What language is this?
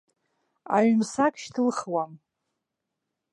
Abkhazian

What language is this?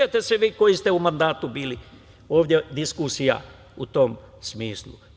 Serbian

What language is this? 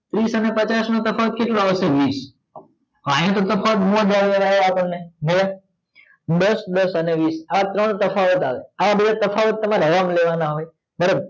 Gujarati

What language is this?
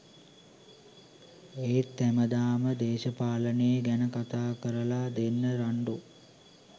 Sinhala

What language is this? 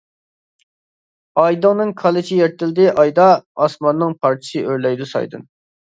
Uyghur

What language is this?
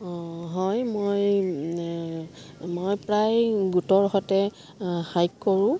Assamese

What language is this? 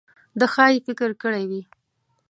Pashto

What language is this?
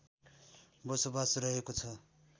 Nepali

